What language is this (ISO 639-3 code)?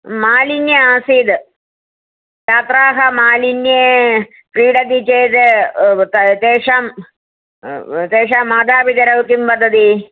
san